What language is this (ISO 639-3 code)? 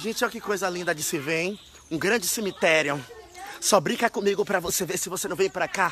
por